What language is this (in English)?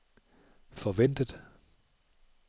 Danish